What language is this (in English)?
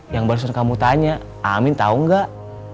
Indonesian